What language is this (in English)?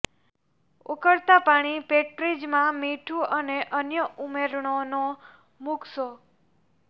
Gujarati